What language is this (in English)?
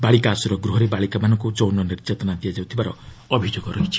Odia